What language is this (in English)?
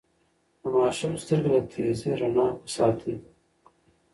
Pashto